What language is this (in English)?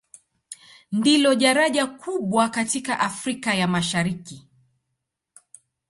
Swahili